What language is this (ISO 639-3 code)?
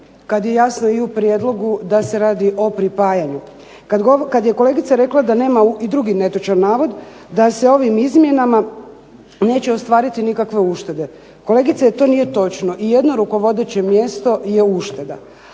hrv